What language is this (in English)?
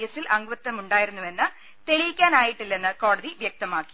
Malayalam